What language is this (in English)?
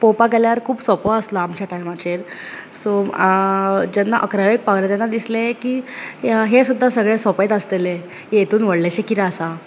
Konkani